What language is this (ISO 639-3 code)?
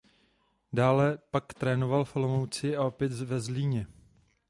ces